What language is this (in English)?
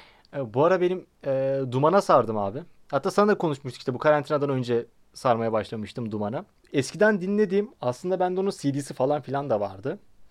Turkish